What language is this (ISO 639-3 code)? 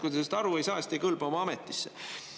est